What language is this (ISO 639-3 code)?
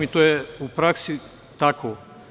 srp